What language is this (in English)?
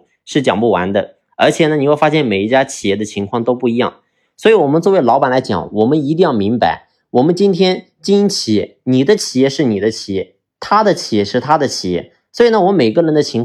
Chinese